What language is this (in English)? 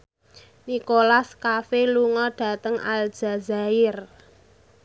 Javanese